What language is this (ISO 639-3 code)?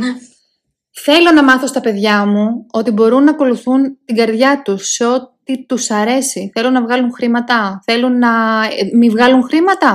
ell